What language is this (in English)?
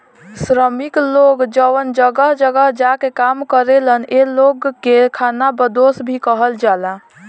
Bhojpuri